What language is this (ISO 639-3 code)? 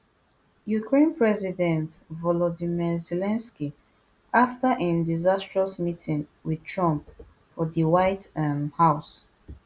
pcm